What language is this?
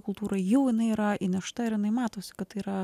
Lithuanian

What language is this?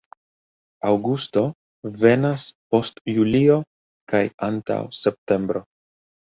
Esperanto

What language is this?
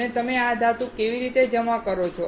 Gujarati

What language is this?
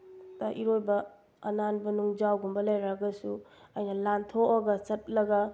Manipuri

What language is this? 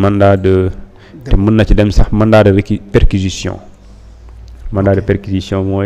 French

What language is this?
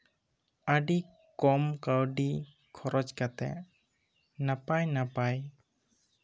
Santali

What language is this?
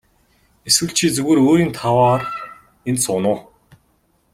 Mongolian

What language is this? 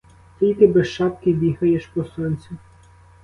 Ukrainian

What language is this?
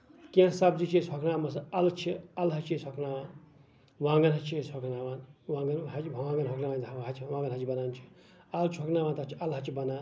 Kashmiri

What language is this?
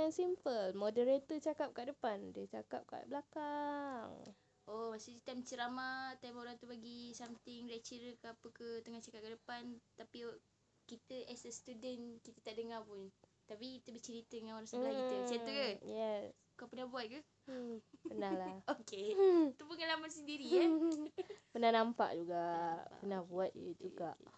Malay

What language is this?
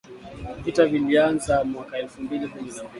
Swahili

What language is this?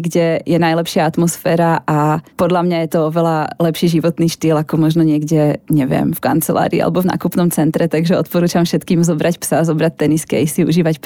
Slovak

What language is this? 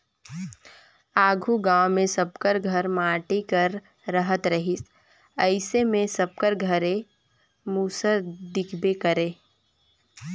Chhattisgarhi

